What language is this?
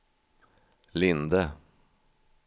Swedish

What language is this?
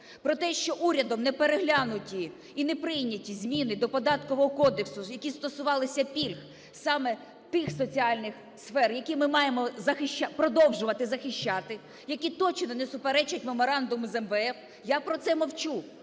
Ukrainian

